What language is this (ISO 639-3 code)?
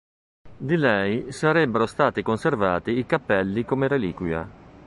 ita